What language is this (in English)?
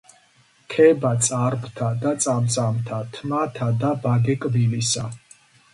Georgian